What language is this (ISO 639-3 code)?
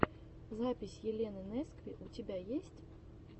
rus